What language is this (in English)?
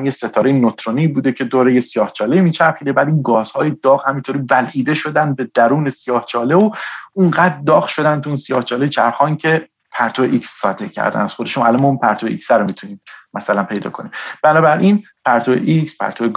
Persian